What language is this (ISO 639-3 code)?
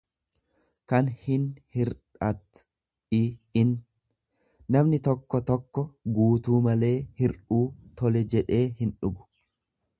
orm